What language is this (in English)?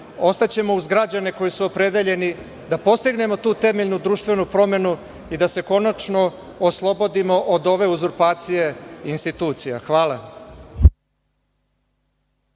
Serbian